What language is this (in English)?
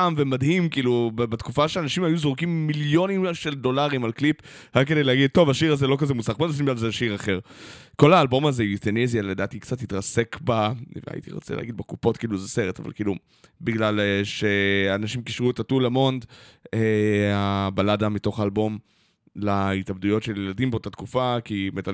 Hebrew